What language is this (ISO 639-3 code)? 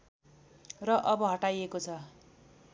nep